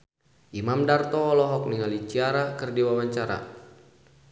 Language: Sundanese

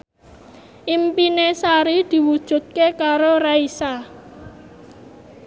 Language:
Javanese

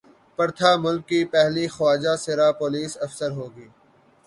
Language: Urdu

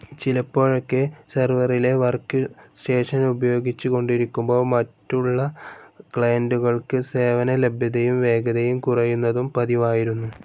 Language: Malayalam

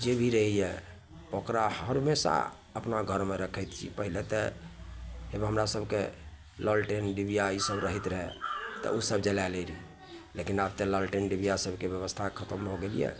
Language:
Maithili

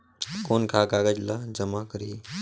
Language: Chhattisgarhi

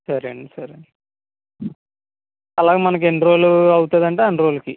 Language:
Telugu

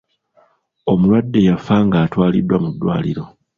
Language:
Ganda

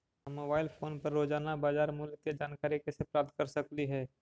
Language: Magahi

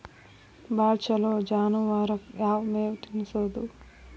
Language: Kannada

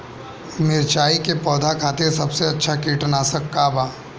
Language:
Bhojpuri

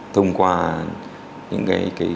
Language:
Vietnamese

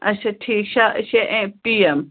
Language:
Kashmiri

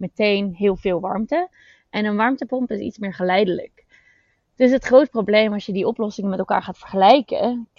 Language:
Dutch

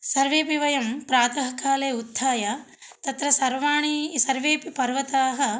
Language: Sanskrit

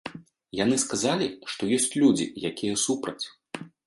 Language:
Belarusian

